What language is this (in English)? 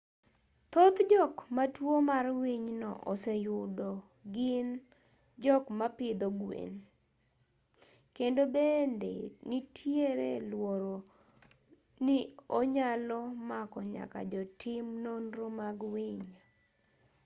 Luo (Kenya and Tanzania)